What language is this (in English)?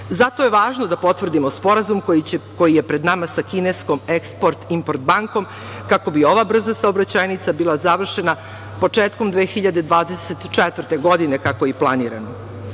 Serbian